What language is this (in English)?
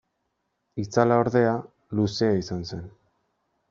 Basque